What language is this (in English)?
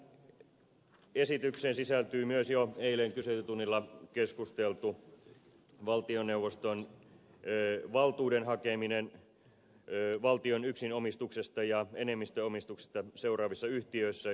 Finnish